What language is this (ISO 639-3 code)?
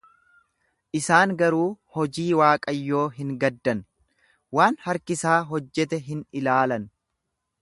orm